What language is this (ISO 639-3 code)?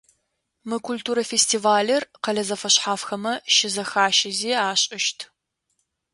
ady